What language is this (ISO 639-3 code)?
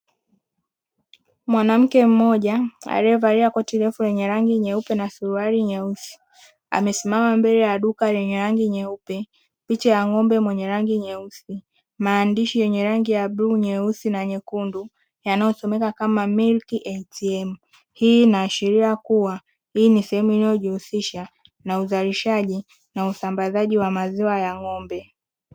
swa